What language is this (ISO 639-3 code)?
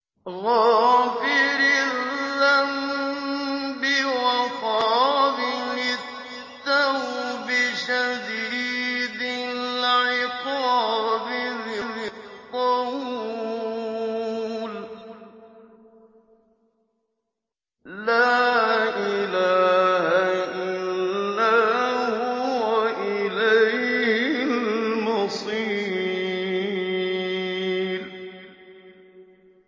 ara